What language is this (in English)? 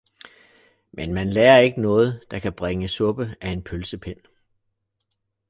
Danish